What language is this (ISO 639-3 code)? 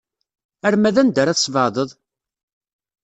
kab